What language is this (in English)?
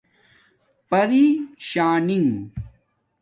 Domaaki